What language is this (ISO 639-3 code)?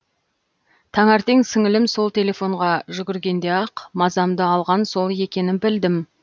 kaz